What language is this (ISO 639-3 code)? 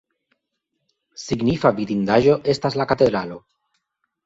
epo